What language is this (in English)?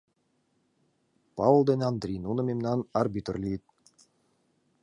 Mari